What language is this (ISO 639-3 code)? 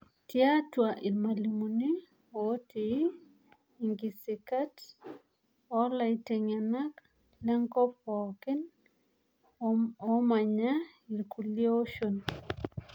mas